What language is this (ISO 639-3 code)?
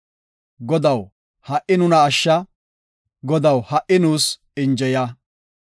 gof